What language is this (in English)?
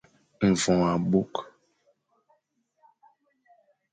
Fang